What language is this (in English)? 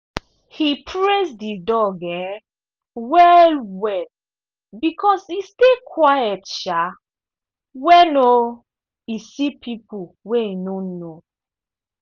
Nigerian Pidgin